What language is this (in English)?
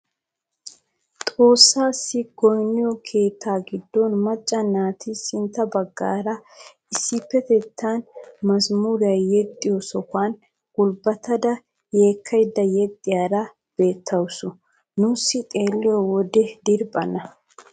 Wolaytta